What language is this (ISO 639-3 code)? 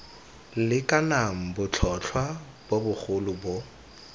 tsn